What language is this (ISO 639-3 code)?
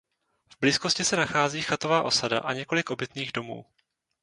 ces